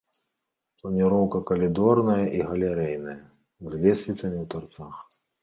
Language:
Belarusian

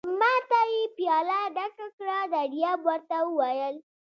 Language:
Pashto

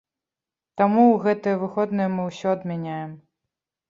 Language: Belarusian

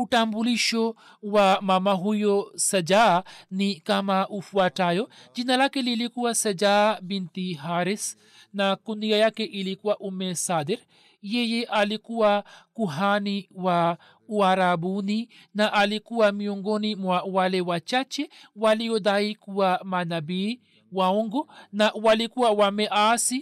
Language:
Swahili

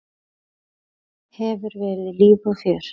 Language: Icelandic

